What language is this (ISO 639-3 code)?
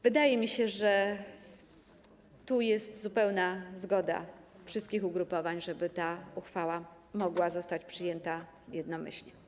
pol